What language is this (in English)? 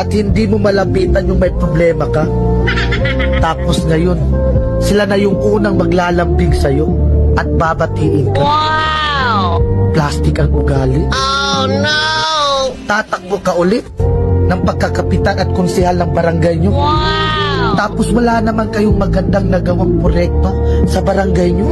Filipino